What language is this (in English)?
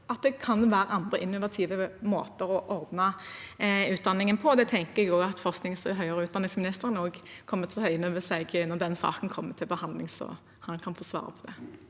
Norwegian